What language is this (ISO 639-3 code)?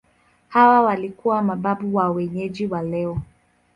swa